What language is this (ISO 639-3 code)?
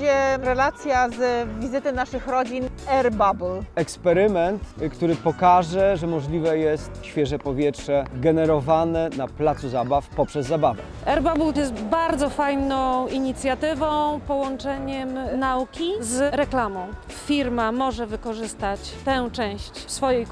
pol